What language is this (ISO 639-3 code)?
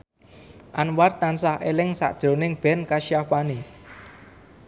jav